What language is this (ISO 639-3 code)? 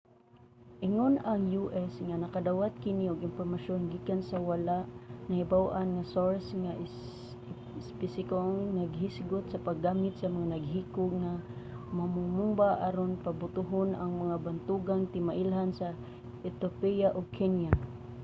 ceb